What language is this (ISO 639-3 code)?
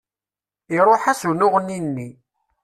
kab